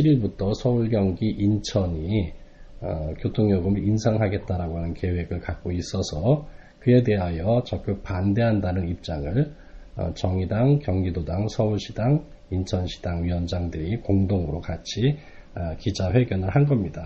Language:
Korean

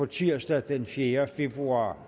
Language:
Danish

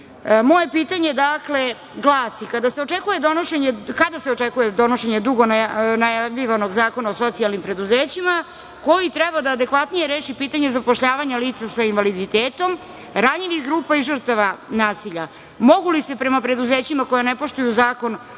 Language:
Serbian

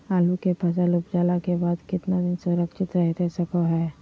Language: Magahi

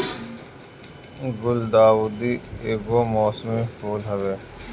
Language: Bhojpuri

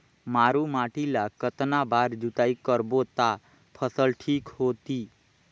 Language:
Chhattisgarhi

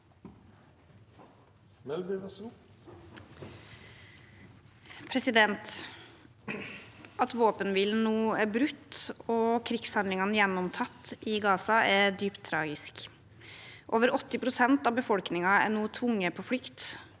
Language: Norwegian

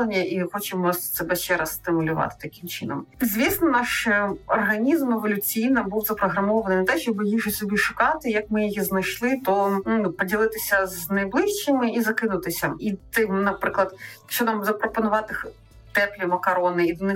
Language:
Ukrainian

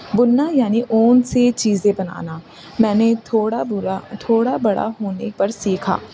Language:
Urdu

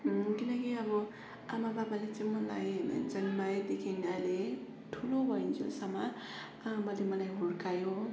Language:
Nepali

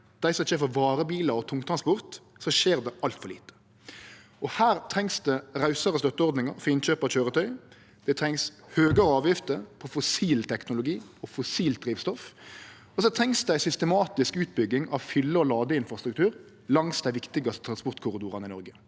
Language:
Norwegian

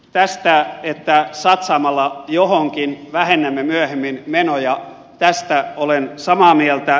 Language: Finnish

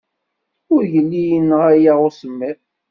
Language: Kabyle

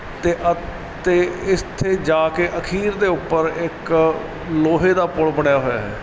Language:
Punjabi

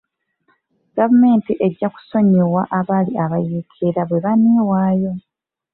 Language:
Ganda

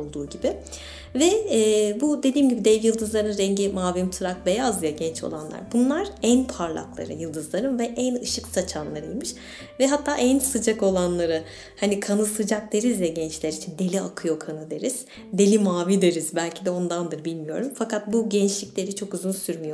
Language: Turkish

